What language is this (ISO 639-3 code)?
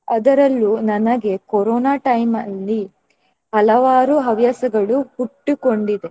kan